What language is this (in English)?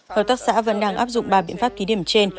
Vietnamese